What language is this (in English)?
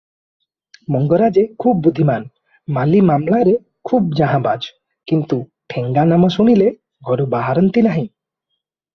Odia